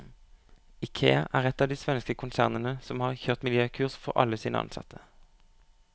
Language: Norwegian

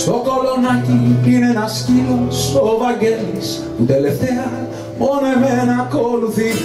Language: Greek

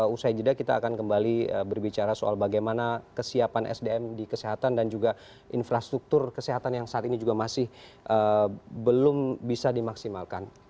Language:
Indonesian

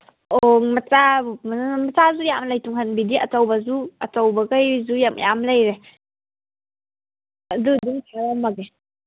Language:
Manipuri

